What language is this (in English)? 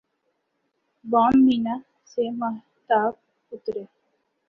Urdu